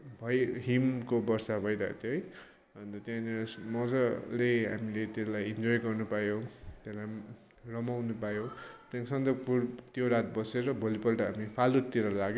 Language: Nepali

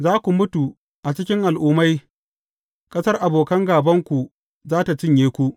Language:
Hausa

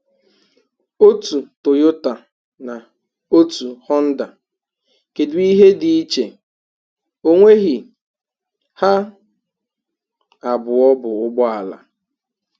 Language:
Igbo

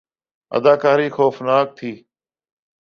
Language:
Urdu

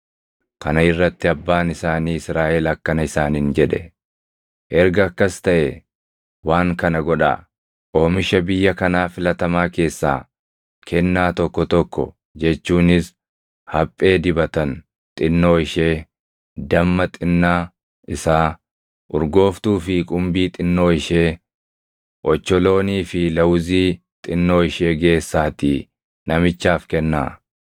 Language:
Oromo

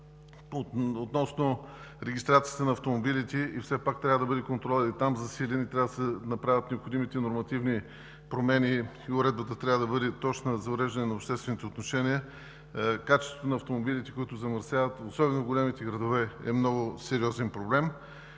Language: Bulgarian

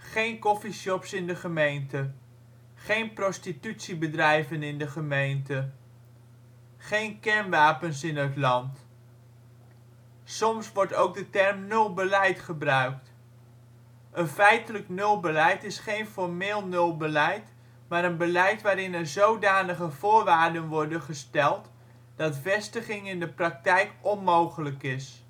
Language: Dutch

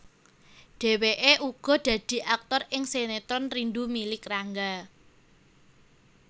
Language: Javanese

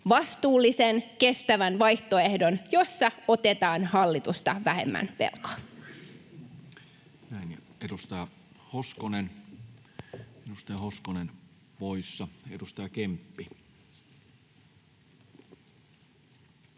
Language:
Finnish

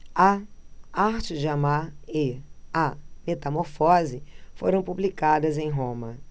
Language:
Portuguese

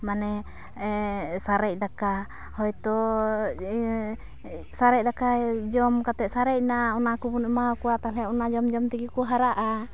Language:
Santali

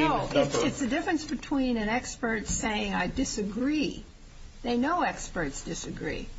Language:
English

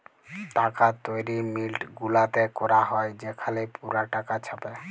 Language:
Bangla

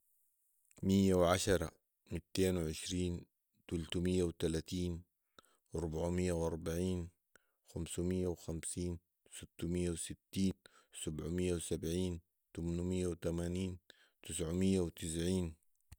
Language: Sudanese Arabic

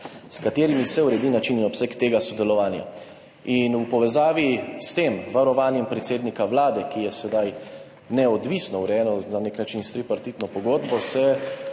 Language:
Slovenian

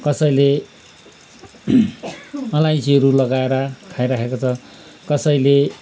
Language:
Nepali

